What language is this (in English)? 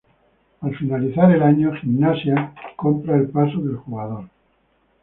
Spanish